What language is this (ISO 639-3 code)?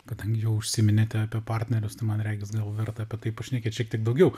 lit